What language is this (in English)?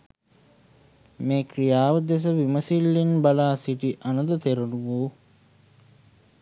Sinhala